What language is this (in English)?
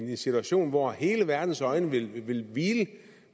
Danish